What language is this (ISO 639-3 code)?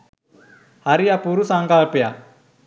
sin